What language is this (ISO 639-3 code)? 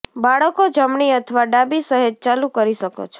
guj